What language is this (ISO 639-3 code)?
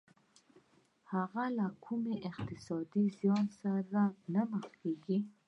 pus